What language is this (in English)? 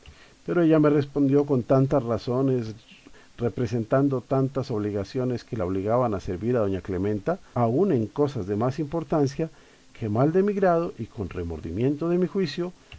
Spanish